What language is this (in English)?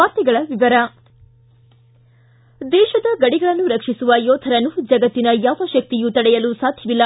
Kannada